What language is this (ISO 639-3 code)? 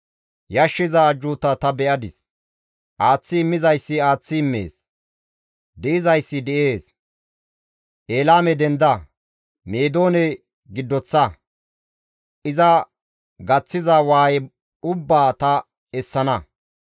gmv